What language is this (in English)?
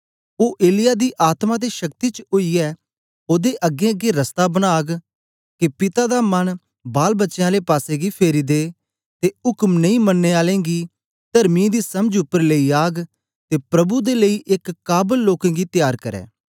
Dogri